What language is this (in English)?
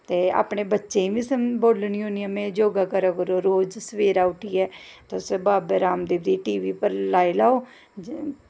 Dogri